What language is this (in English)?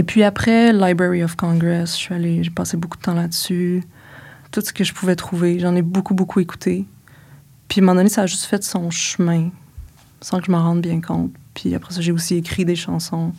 French